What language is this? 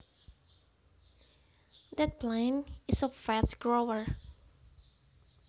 Javanese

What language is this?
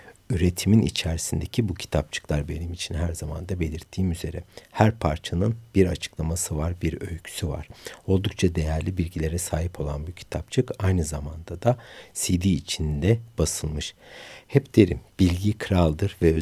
Turkish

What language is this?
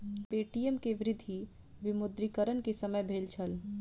Maithili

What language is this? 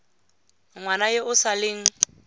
Tswana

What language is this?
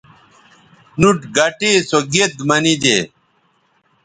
Bateri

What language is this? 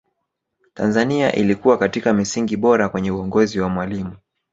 Swahili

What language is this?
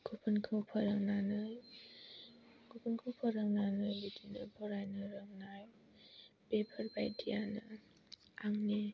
Bodo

